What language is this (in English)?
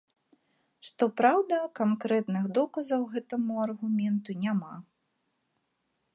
Belarusian